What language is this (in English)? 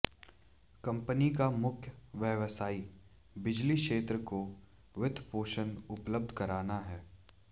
Hindi